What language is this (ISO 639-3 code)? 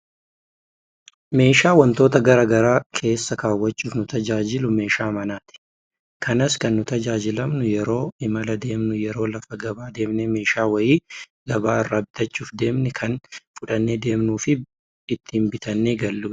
orm